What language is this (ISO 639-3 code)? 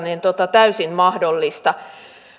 fin